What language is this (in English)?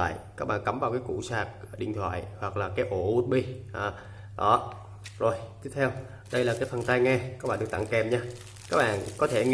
Vietnamese